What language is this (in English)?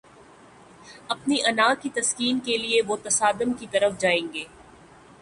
Urdu